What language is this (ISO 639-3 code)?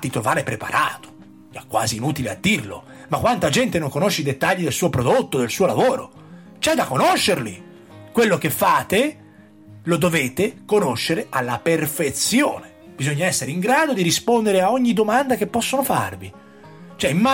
ita